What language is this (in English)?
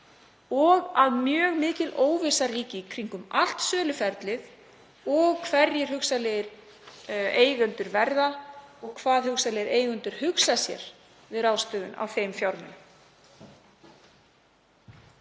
Icelandic